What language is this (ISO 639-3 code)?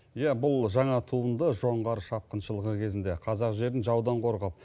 kaz